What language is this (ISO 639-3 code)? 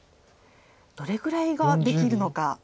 jpn